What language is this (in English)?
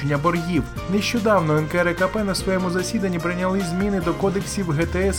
Ukrainian